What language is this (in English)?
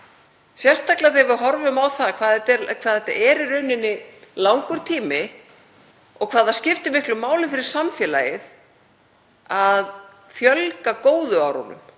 Icelandic